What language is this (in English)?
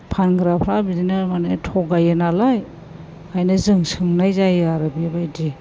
Bodo